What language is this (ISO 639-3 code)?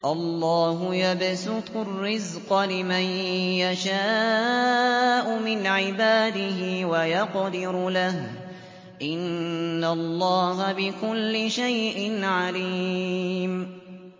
ara